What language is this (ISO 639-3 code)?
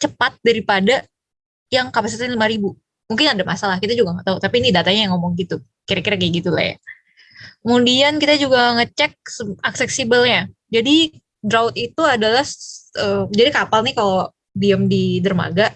ind